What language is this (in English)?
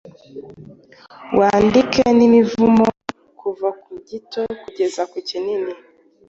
Kinyarwanda